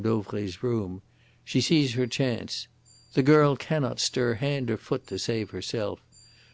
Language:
English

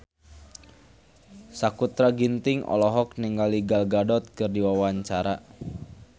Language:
Sundanese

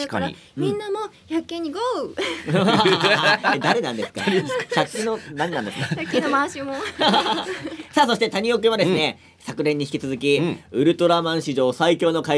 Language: Japanese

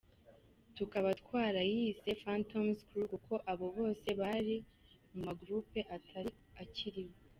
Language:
Kinyarwanda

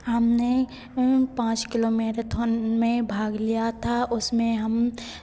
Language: Hindi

